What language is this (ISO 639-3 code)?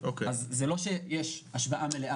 heb